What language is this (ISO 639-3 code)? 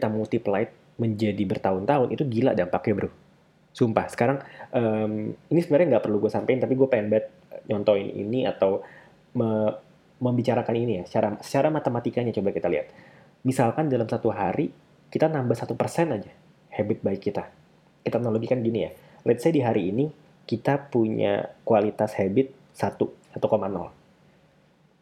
ind